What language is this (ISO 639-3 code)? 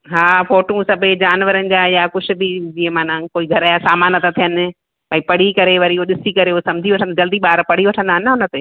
snd